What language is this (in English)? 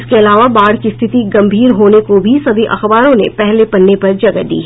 Hindi